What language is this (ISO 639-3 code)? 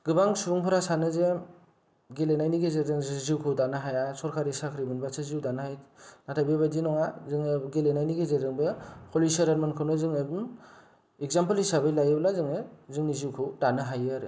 brx